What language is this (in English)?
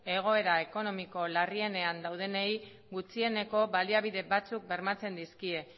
Basque